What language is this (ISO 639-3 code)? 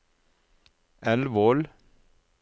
nor